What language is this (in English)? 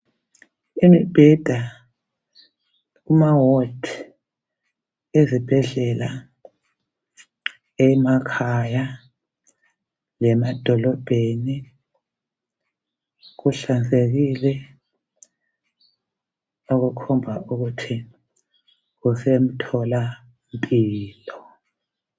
North Ndebele